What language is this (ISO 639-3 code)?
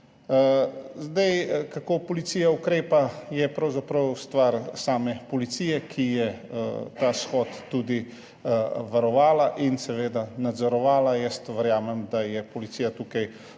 slv